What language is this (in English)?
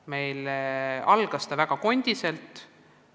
Estonian